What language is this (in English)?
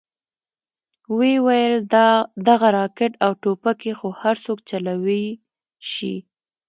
Pashto